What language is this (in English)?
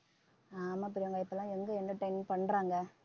Tamil